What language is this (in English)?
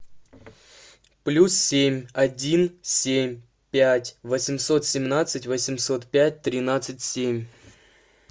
Russian